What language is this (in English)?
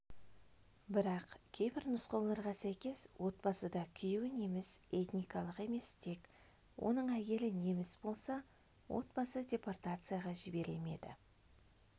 Kazakh